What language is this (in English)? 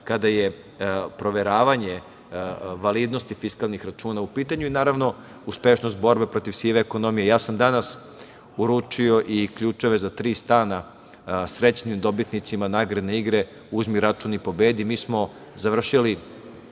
Serbian